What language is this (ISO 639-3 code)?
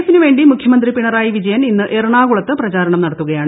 mal